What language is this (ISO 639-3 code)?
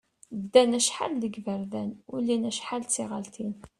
kab